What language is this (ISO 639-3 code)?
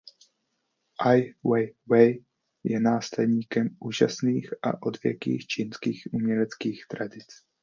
ces